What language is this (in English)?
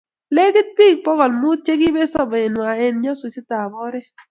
Kalenjin